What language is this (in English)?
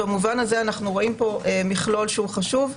Hebrew